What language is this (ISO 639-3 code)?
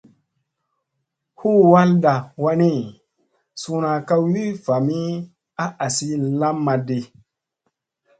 mse